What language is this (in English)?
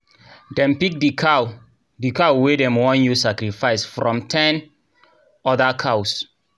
Nigerian Pidgin